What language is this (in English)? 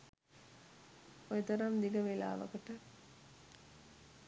Sinhala